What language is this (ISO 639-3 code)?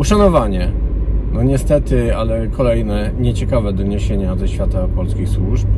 pol